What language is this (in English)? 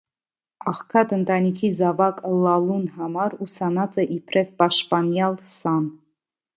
Armenian